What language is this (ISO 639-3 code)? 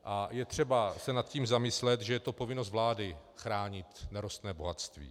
ces